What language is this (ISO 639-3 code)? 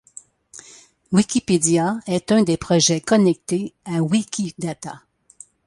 fra